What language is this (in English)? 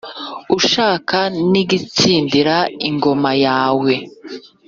Kinyarwanda